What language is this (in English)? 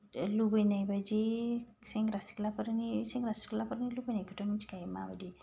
Bodo